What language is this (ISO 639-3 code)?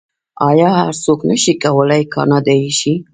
pus